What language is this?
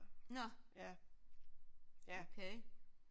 Danish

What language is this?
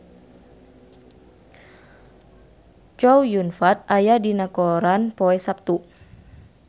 Sundanese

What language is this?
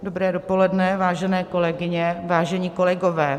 Czech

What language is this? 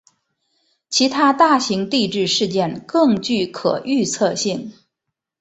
Chinese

